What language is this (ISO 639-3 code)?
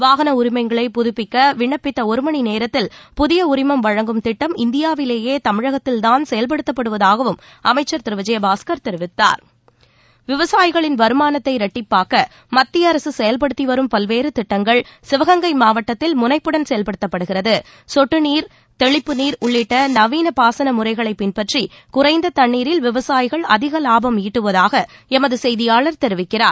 tam